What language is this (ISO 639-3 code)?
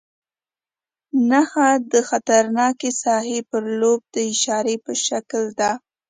pus